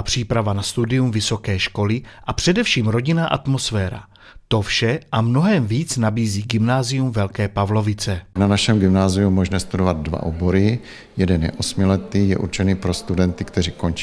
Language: Czech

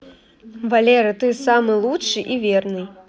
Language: Russian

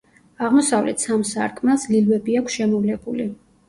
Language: Georgian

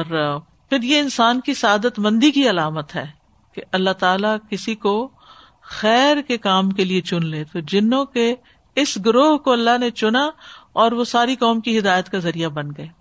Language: Urdu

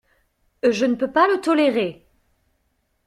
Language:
French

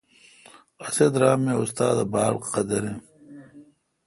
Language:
Kalkoti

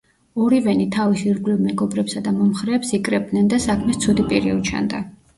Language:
Georgian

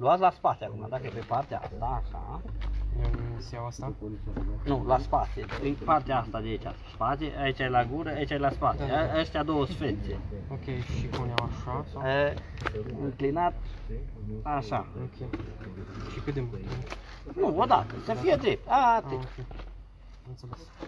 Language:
Romanian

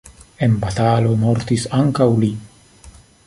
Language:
Esperanto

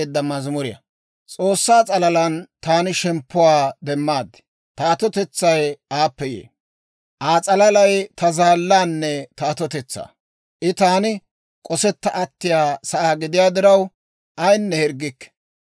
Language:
Dawro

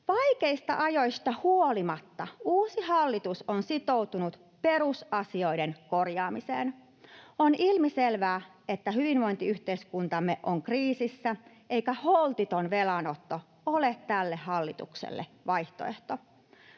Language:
Finnish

